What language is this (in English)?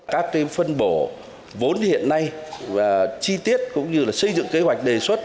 Vietnamese